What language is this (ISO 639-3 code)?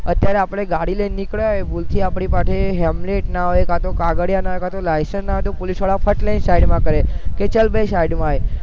guj